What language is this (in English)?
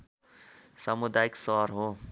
Nepali